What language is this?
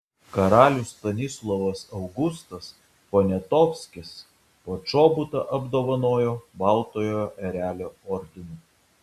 Lithuanian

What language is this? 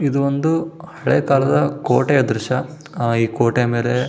Kannada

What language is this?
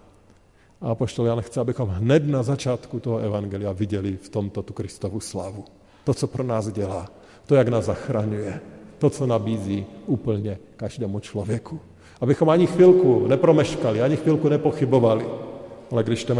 Czech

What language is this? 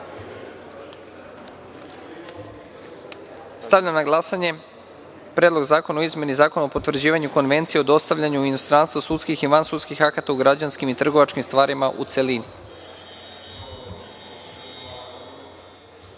Serbian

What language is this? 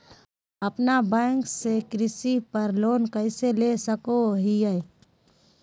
Magahi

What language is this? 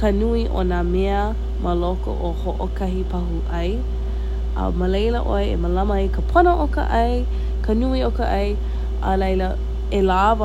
Hawaiian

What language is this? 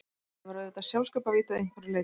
Icelandic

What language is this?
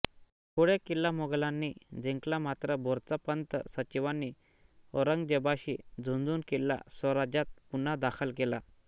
Marathi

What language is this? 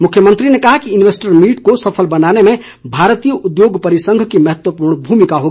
Hindi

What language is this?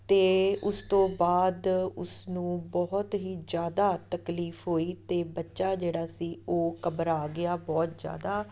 Punjabi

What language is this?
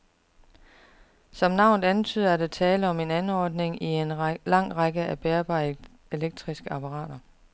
Danish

